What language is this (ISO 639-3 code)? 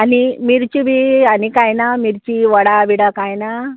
kok